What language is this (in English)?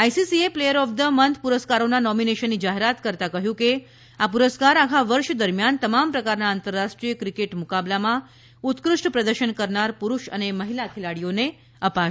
Gujarati